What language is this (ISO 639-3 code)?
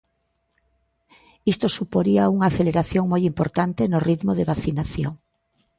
glg